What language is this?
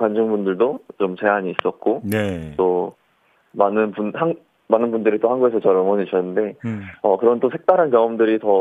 Korean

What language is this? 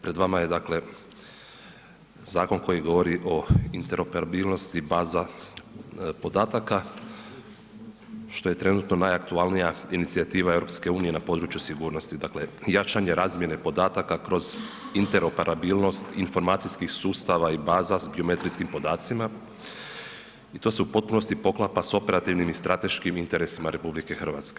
Croatian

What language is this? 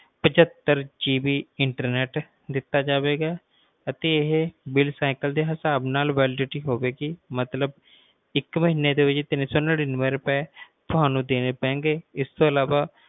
Punjabi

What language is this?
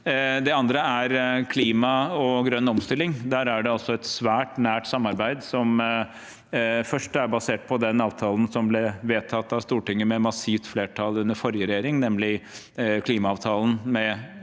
Norwegian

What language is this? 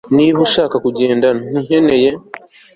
Kinyarwanda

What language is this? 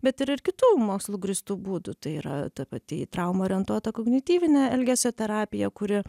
Lithuanian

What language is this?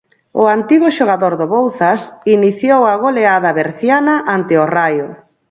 Galician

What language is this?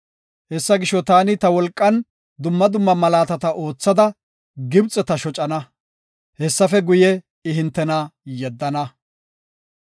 Gofa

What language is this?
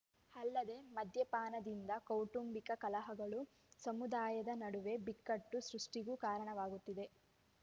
Kannada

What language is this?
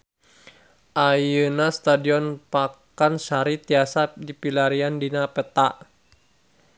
Sundanese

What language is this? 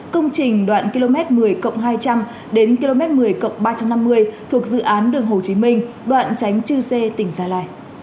Vietnamese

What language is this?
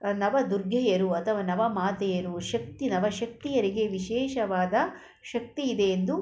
Kannada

